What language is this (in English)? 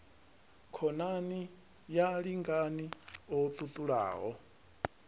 Venda